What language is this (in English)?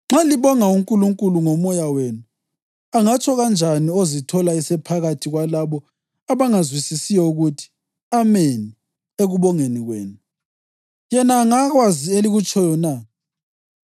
North Ndebele